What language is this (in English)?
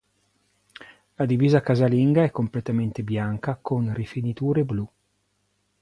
Italian